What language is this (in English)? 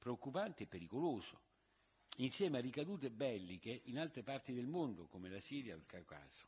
Italian